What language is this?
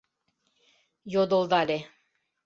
Mari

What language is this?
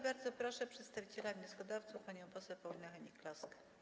Polish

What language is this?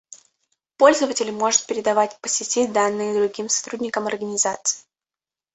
Russian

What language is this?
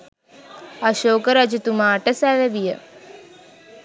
Sinhala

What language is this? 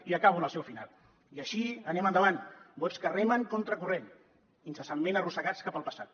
Catalan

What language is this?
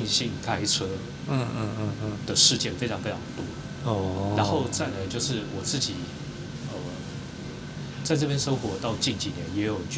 Chinese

